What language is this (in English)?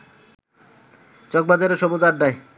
Bangla